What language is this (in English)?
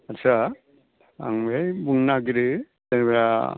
Bodo